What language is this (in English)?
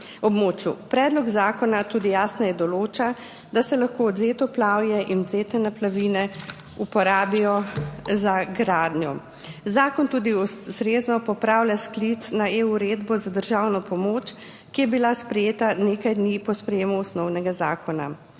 Slovenian